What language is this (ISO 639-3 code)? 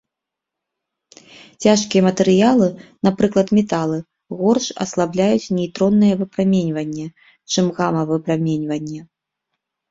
bel